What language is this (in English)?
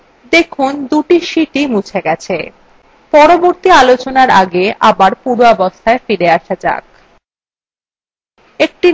Bangla